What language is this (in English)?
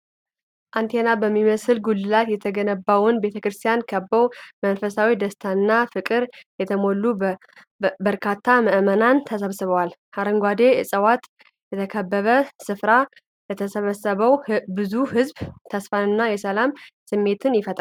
Amharic